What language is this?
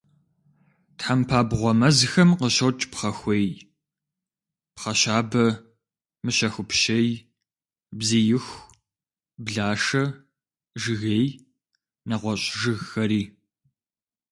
Kabardian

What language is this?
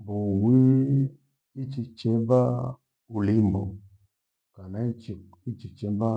Gweno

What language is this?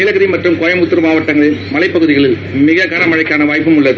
Tamil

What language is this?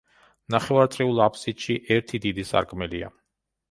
Georgian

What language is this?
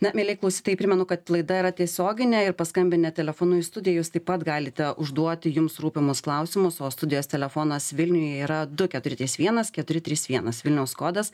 Lithuanian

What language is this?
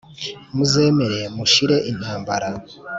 Kinyarwanda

